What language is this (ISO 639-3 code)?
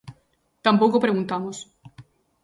glg